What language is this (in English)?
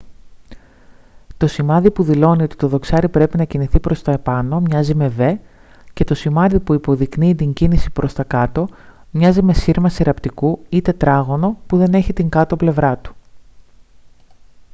Greek